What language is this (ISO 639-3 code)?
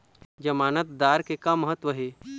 hne